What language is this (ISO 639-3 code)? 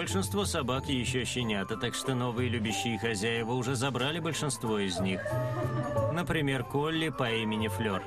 rus